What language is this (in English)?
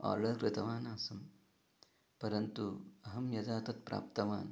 Sanskrit